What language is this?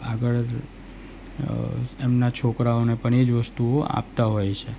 Gujarati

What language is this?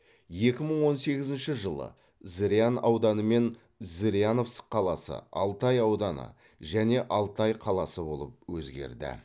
Kazakh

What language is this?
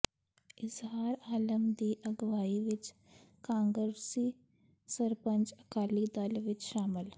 Punjabi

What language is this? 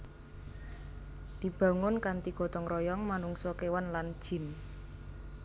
Javanese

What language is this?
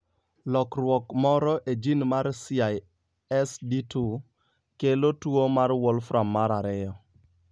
Luo (Kenya and Tanzania)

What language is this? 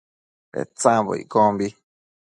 Matsés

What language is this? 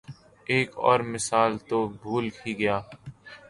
Urdu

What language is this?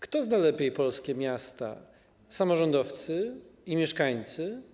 Polish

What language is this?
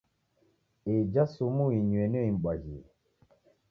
Taita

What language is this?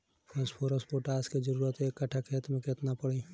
Bhojpuri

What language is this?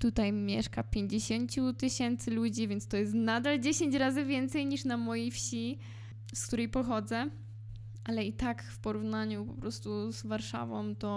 Polish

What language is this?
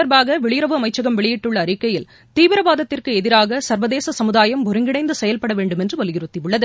Tamil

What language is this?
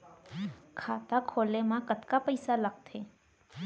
Chhattisgarhi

